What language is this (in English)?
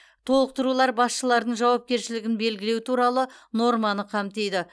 Kazakh